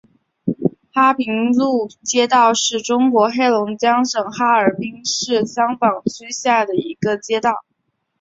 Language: Chinese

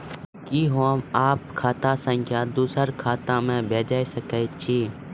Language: Maithili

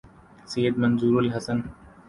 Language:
Urdu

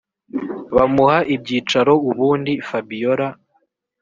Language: Kinyarwanda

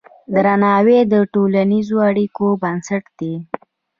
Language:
Pashto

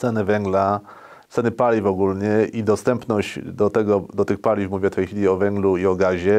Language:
Polish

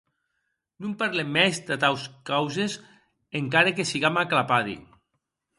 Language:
Occitan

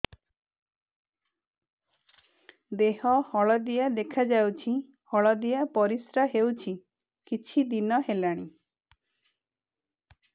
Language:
Odia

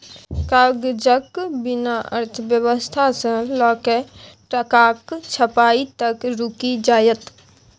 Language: Maithili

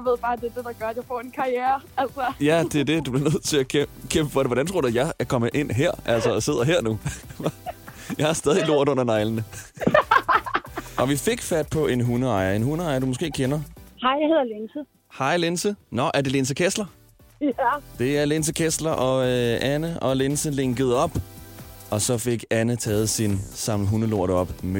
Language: Danish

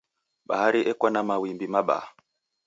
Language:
Taita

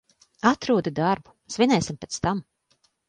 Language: Latvian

